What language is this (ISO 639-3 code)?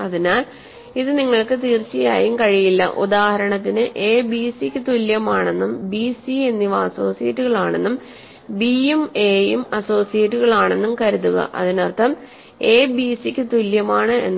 mal